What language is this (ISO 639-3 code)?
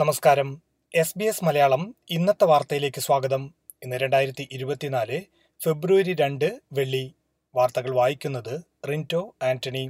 mal